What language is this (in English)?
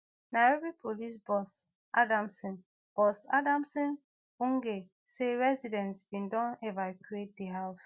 Nigerian Pidgin